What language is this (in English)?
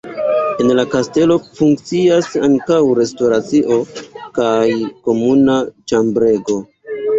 Esperanto